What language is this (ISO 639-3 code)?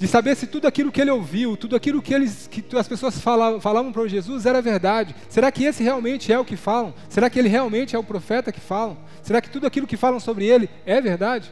por